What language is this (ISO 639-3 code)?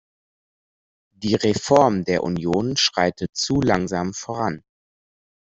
deu